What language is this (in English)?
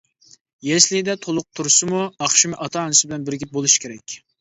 Uyghur